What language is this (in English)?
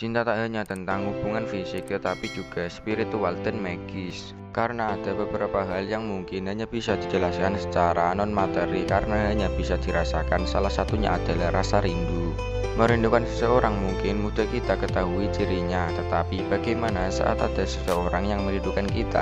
Indonesian